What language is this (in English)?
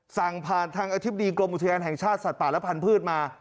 Thai